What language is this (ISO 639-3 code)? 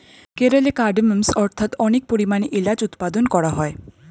ben